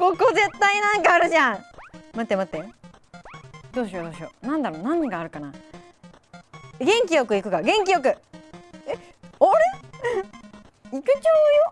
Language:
Japanese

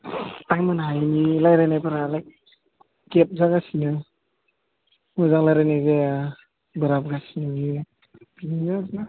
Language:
Bodo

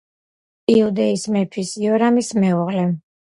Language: Georgian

